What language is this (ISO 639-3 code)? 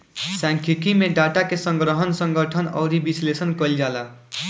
bho